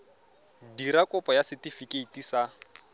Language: Tswana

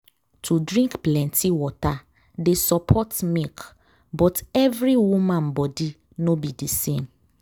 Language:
Nigerian Pidgin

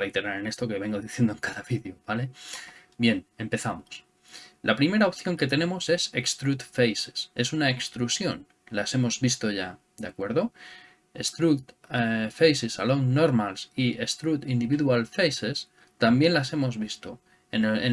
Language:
Spanish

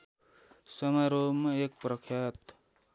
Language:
Nepali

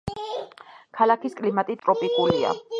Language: Georgian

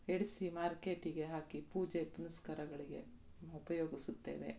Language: Kannada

